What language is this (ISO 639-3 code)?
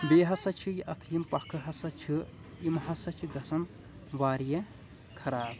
kas